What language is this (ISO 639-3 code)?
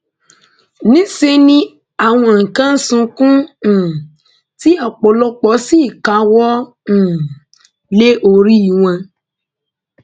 yor